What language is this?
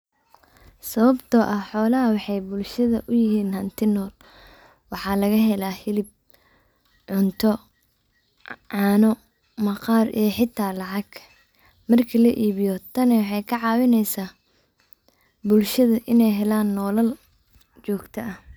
Somali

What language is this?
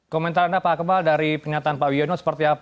Indonesian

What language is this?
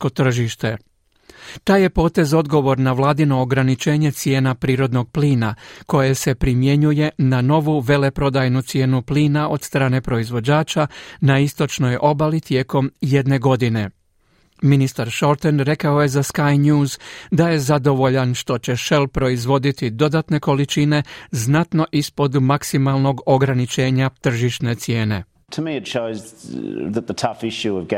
Croatian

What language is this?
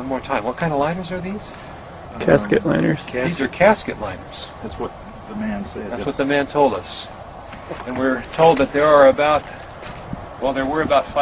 Malay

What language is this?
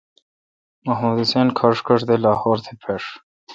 Kalkoti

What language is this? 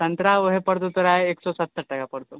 Maithili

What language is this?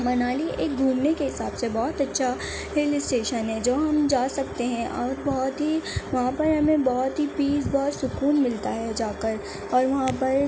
Urdu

